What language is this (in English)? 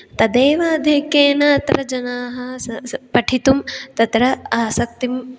Sanskrit